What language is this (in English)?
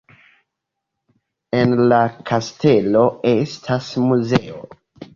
Esperanto